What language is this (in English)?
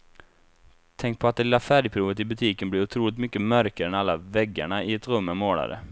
Swedish